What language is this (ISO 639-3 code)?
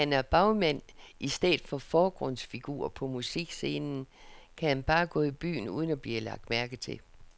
dan